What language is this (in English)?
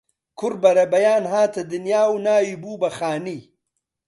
Central Kurdish